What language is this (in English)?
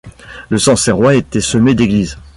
French